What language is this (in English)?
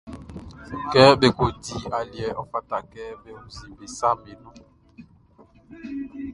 Baoulé